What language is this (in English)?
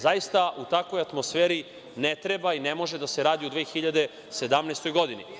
Serbian